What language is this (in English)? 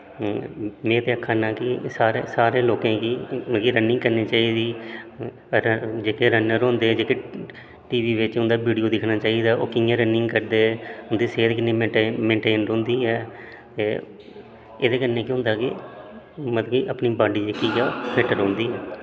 Dogri